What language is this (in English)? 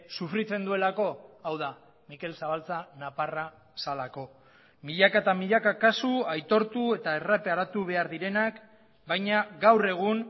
Basque